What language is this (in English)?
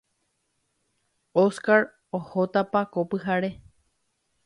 Guarani